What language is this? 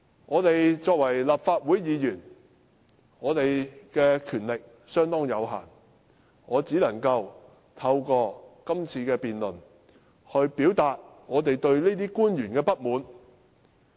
Cantonese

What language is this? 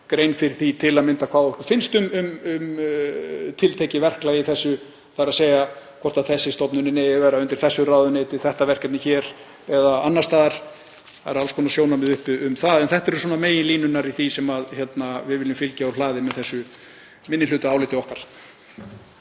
Icelandic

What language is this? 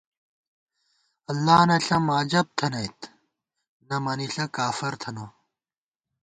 Gawar-Bati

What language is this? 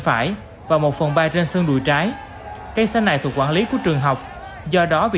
Vietnamese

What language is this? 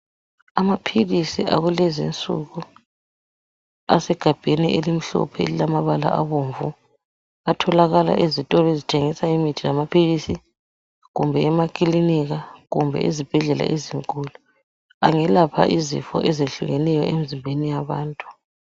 North Ndebele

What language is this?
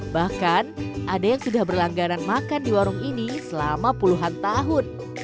Indonesian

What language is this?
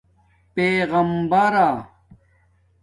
Domaaki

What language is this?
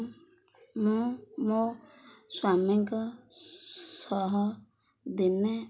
Odia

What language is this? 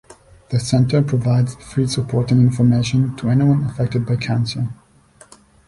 English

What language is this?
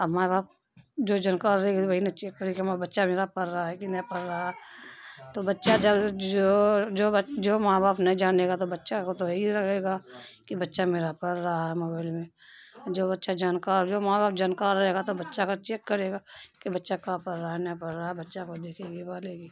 Urdu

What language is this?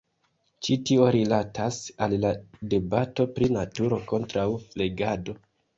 Esperanto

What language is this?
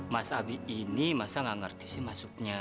Indonesian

